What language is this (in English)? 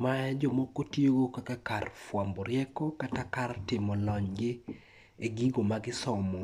Luo (Kenya and Tanzania)